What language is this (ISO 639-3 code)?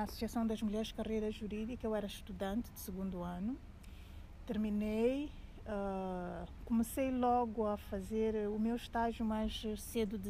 por